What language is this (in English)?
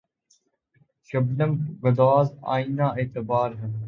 Urdu